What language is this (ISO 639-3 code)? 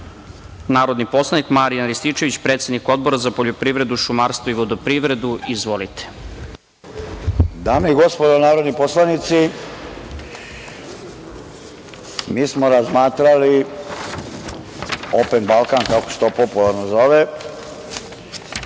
srp